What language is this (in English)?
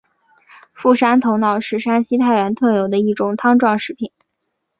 Chinese